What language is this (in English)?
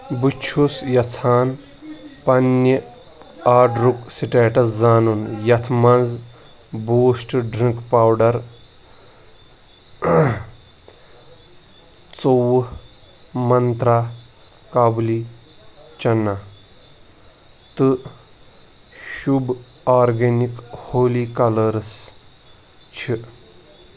Kashmiri